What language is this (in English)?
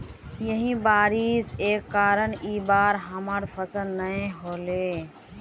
Magahi